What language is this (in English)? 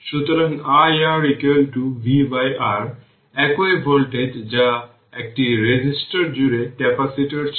Bangla